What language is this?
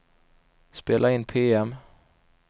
Swedish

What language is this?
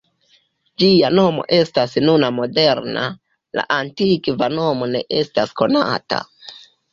Esperanto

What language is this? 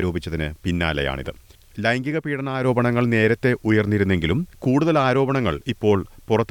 Malayalam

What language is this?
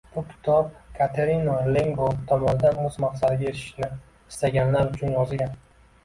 Uzbek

